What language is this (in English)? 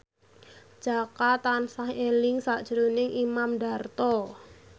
Javanese